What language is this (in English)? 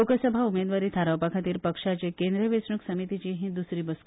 Konkani